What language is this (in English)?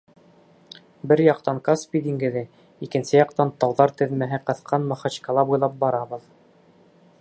Bashkir